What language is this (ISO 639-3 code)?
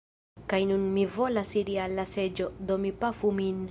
epo